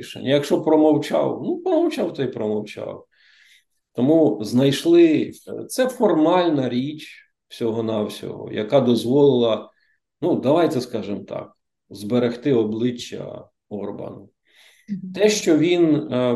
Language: Ukrainian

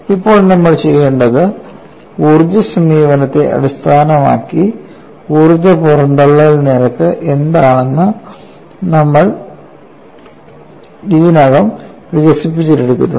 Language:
Malayalam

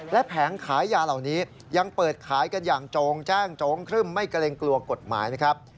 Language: Thai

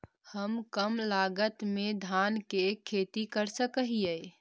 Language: Magahi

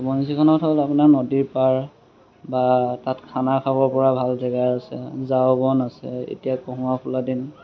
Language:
Assamese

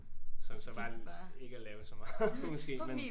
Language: Danish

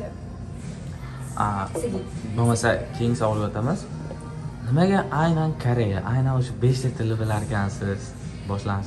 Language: Turkish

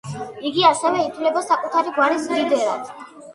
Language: Georgian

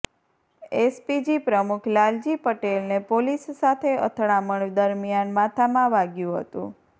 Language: Gujarati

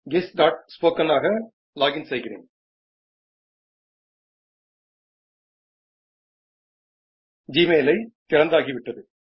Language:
Gujarati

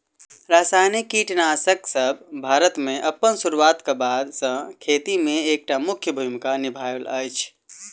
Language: Maithili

